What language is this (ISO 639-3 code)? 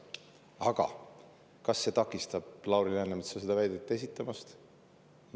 est